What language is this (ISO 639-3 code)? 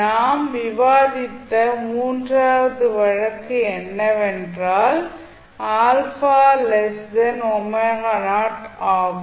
tam